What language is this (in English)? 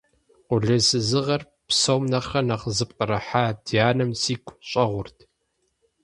Kabardian